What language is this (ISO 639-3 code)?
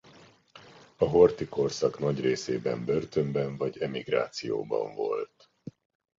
hun